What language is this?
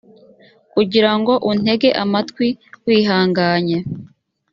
Kinyarwanda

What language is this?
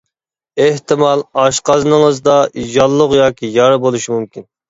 Uyghur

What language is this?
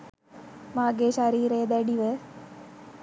Sinhala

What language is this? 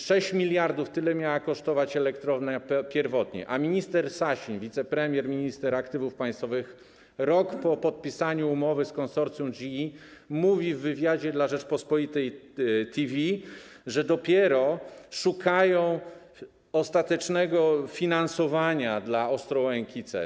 Polish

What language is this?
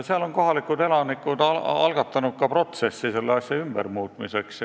Estonian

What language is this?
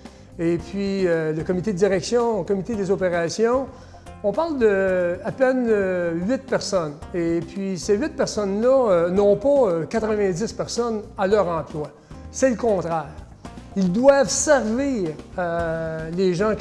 French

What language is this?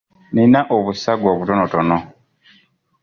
Ganda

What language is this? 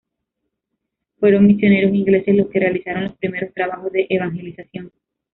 Spanish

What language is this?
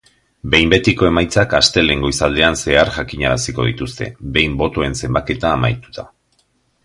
Basque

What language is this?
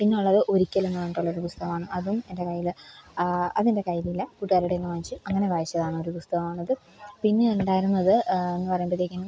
Malayalam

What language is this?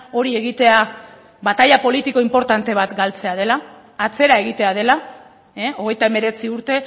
Basque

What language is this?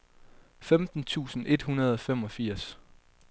Danish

